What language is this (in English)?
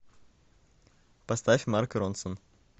Russian